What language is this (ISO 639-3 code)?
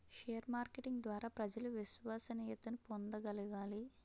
tel